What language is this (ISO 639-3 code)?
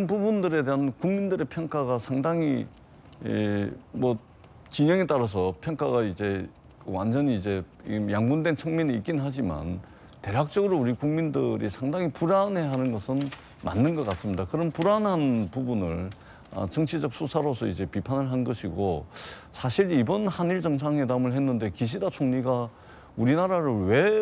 kor